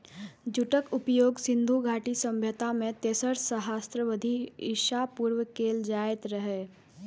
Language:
Maithili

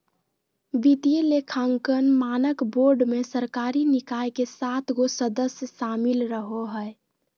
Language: Magahi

